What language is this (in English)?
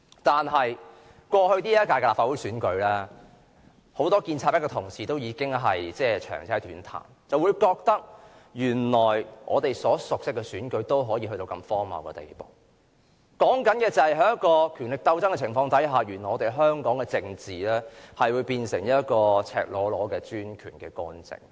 Cantonese